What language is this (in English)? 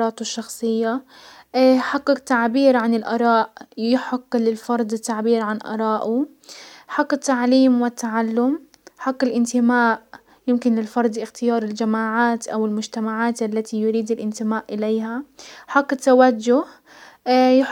Hijazi Arabic